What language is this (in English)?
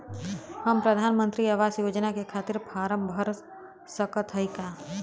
Bhojpuri